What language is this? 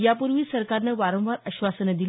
Marathi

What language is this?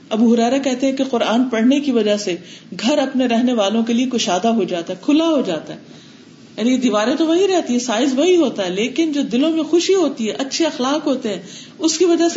Urdu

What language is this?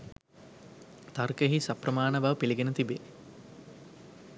Sinhala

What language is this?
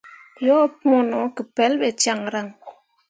Mundang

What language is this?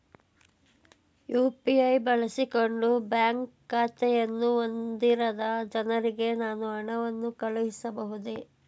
Kannada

